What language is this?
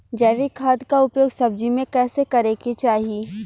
Bhojpuri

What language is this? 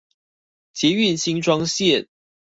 Chinese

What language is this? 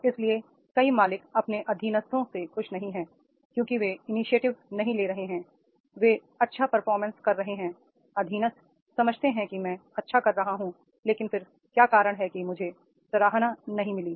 Hindi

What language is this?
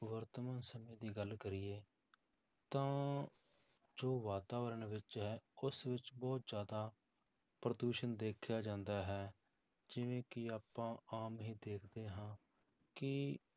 Punjabi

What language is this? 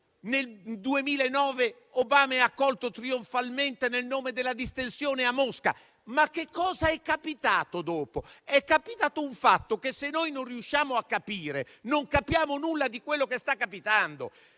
Italian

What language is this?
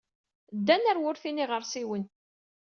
Kabyle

